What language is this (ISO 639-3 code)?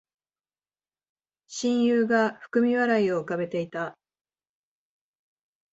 jpn